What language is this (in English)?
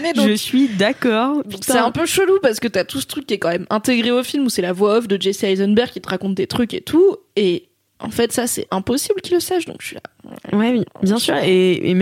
French